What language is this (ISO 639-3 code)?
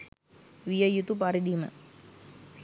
sin